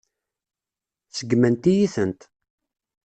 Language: Kabyle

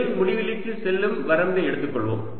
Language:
Tamil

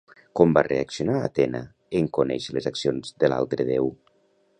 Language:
Catalan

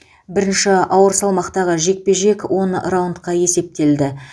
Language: Kazakh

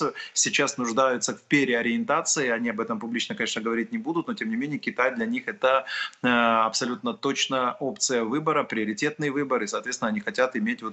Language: Russian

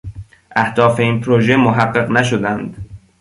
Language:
Persian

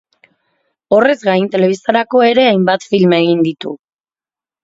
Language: Basque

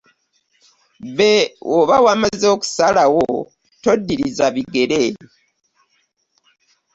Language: Ganda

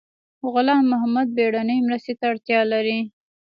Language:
Pashto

